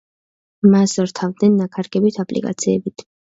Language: Georgian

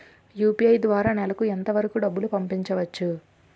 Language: Telugu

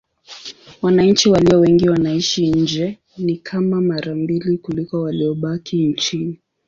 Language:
Swahili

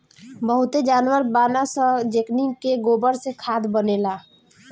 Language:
Bhojpuri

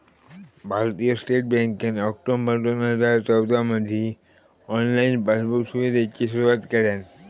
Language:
Marathi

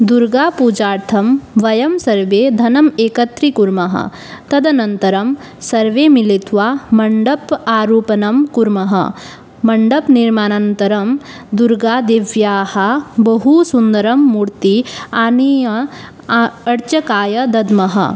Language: Sanskrit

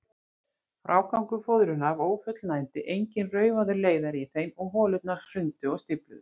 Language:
Icelandic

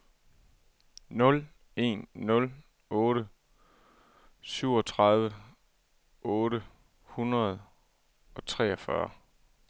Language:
Danish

